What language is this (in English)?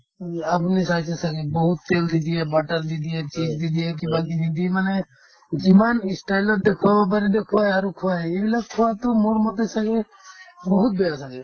Assamese